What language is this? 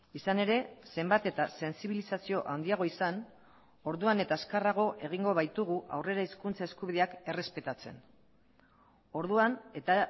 Basque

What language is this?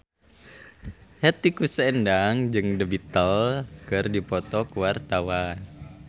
Sundanese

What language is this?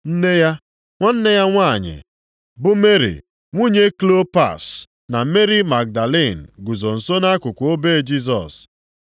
Igbo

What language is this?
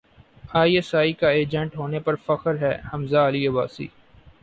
Urdu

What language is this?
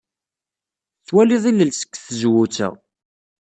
Kabyle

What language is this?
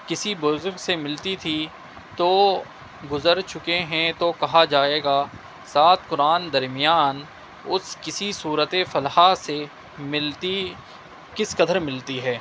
Urdu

